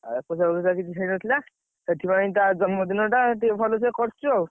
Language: Odia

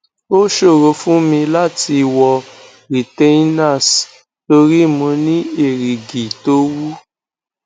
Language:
Yoruba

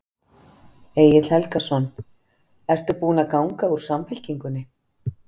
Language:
Icelandic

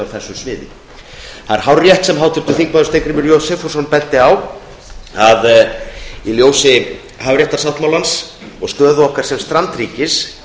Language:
Icelandic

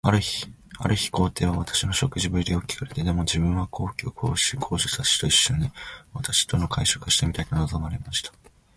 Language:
Japanese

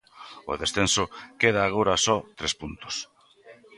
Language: Galician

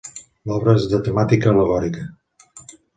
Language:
Catalan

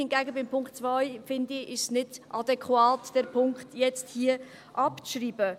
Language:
Swiss German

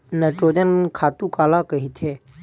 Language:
Chhattisgarhi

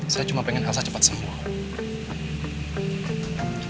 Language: Indonesian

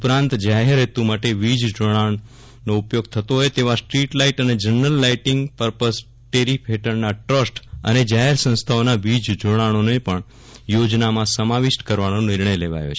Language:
Gujarati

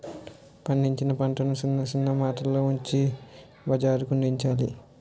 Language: Telugu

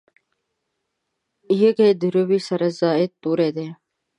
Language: Pashto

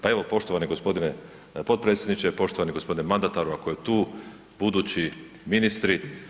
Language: Croatian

